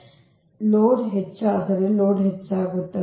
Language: Kannada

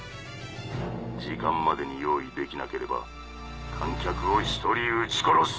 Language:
Japanese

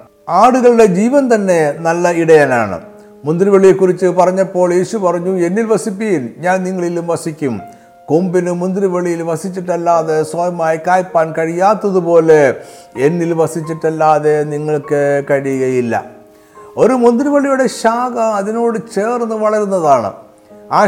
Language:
Malayalam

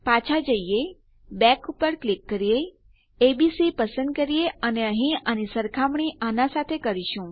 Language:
Gujarati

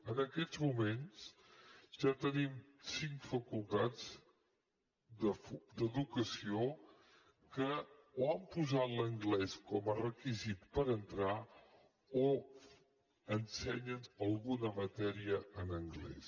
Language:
Catalan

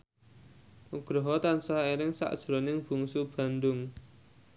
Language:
Javanese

